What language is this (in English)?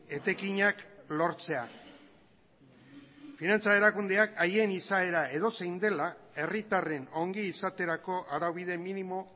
Basque